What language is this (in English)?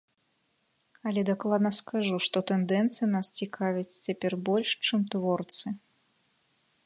Belarusian